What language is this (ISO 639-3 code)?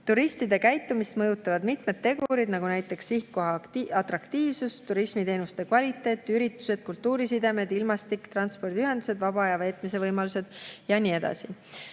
est